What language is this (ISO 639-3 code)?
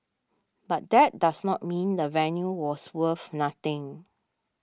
eng